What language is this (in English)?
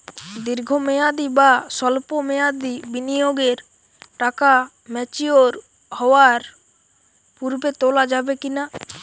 Bangla